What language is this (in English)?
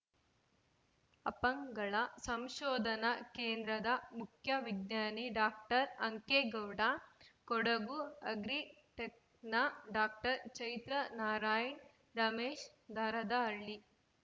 Kannada